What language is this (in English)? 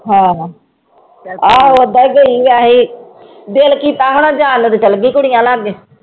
Punjabi